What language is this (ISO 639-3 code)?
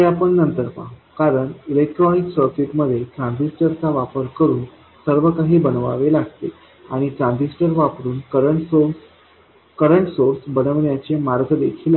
mar